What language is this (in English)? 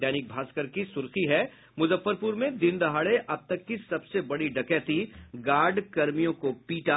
Hindi